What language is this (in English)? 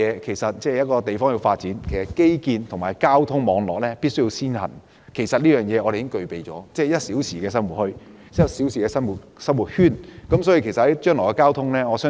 Cantonese